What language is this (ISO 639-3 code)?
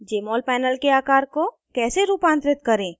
hin